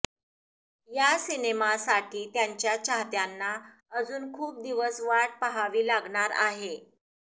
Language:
Marathi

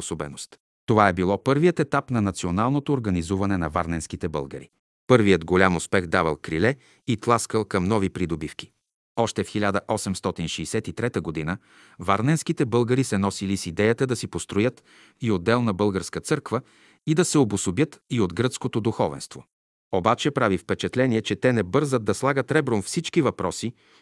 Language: Bulgarian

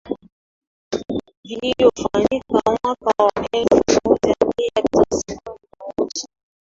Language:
Swahili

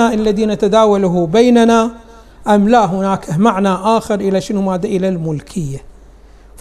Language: Arabic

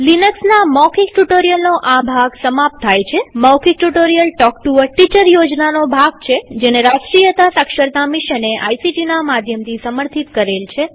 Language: Gujarati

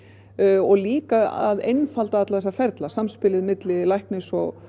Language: Icelandic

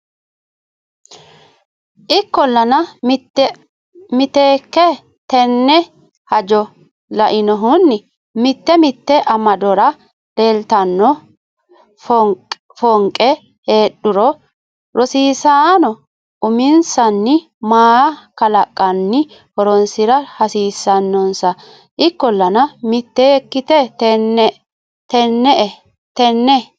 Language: Sidamo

